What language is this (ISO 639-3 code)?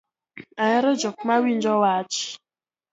luo